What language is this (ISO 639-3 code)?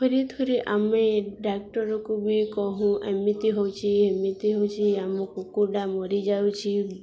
ori